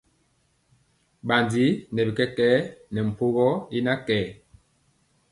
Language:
Mpiemo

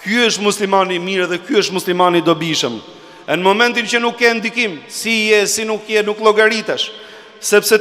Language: Romanian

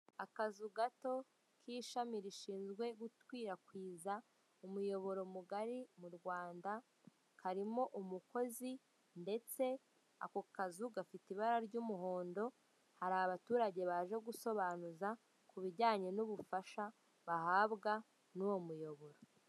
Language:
Kinyarwanda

